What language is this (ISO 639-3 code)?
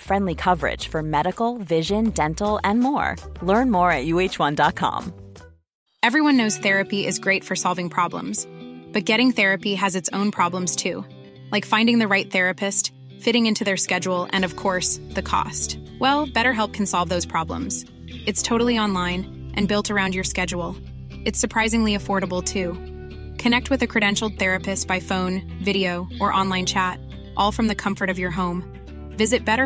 fil